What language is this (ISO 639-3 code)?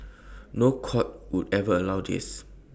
eng